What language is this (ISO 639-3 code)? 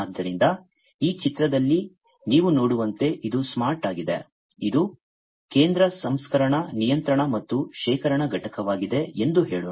kan